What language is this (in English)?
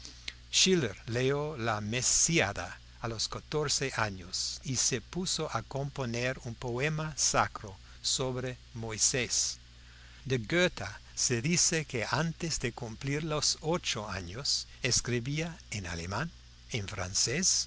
Spanish